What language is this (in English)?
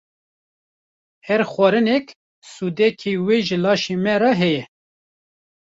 Kurdish